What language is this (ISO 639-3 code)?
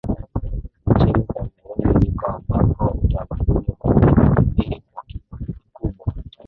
swa